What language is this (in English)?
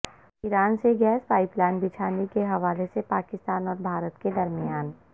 Urdu